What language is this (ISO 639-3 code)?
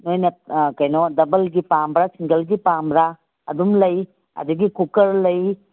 mni